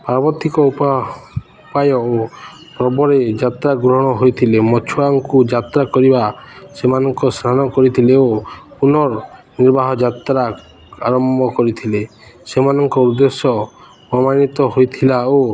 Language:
Odia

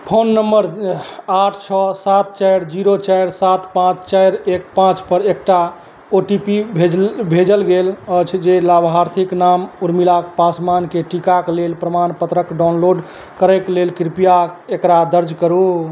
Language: Maithili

